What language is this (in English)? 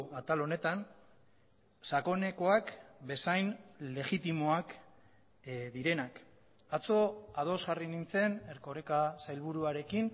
Basque